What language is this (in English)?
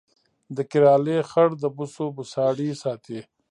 Pashto